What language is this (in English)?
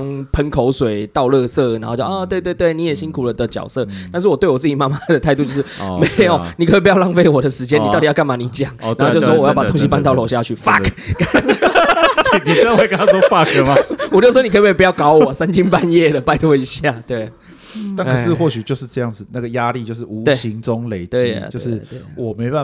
Chinese